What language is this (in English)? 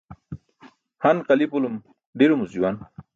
Burushaski